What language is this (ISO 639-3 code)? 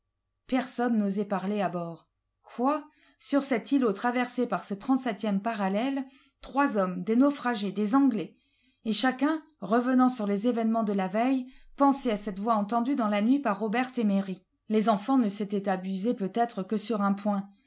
fra